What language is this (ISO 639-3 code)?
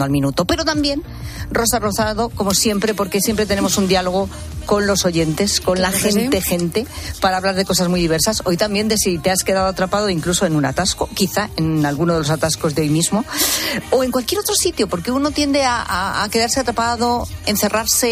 spa